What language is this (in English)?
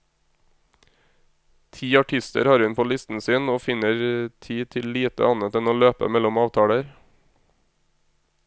Norwegian